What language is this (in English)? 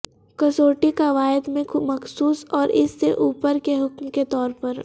Urdu